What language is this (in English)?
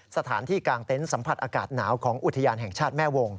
Thai